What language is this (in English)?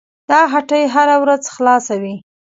Pashto